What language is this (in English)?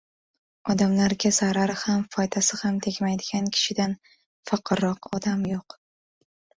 Uzbek